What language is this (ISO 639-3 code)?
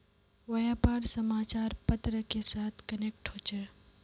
mag